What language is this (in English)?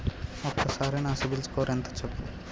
Telugu